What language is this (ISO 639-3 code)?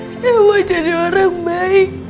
ind